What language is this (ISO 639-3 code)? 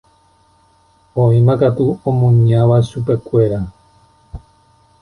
grn